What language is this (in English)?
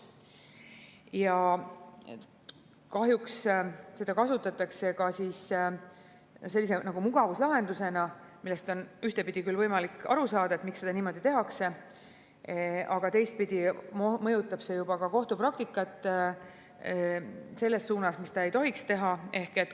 Estonian